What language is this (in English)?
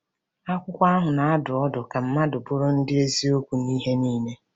Igbo